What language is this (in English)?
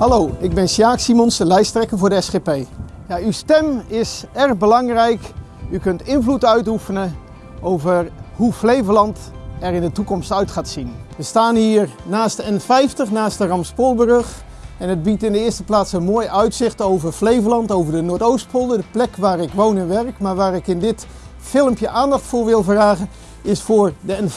Dutch